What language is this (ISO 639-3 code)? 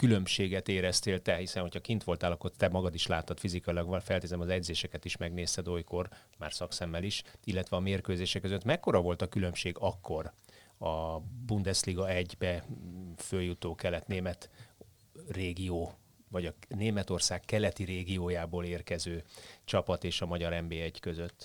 hun